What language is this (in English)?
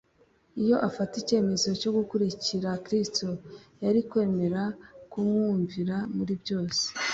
Kinyarwanda